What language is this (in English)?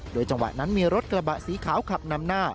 Thai